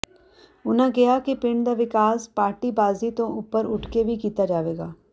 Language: Punjabi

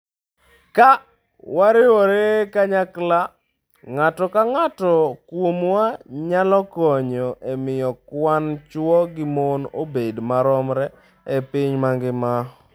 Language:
Luo (Kenya and Tanzania)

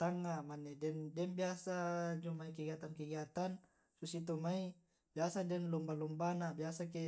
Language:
Tae'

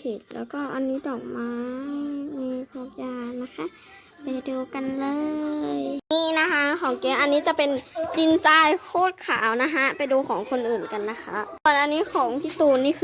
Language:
Thai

